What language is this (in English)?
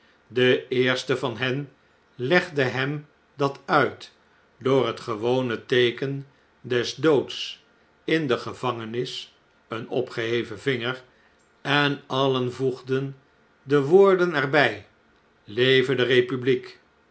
Dutch